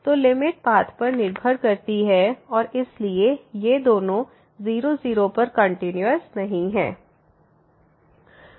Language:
Hindi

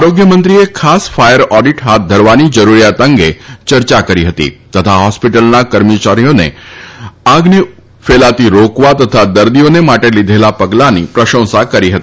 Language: Gujarati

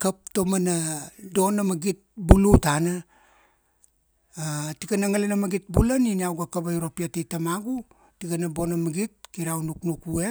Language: Kuanua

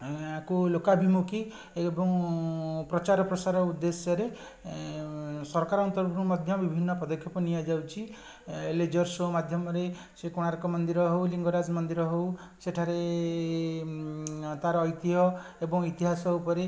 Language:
Odia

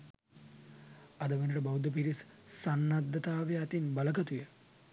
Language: Sinhala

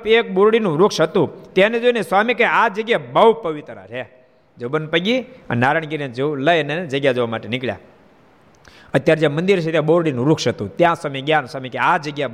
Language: Gujarati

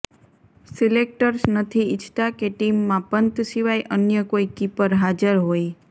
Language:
Gujarati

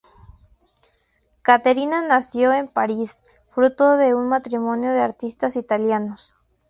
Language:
Spanish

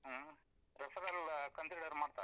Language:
Kannada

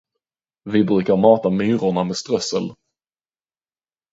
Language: Swedish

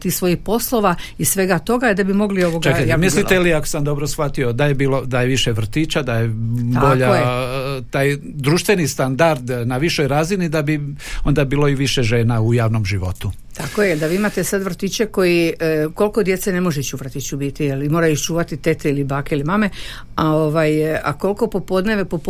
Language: Croatian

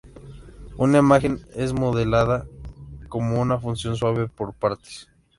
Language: Spanish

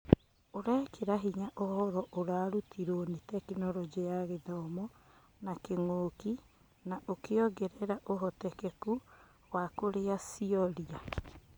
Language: Kikuyu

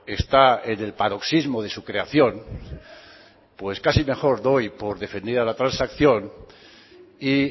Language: Spanish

